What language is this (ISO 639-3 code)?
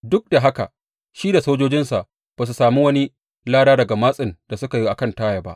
hau